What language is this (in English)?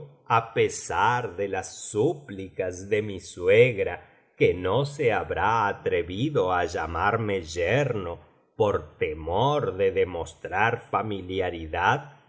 Spanish